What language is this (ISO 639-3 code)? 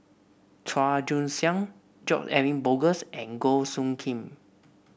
eng